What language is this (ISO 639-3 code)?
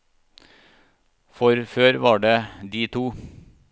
nor